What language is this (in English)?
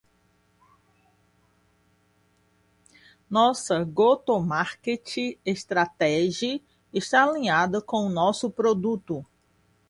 Portuguese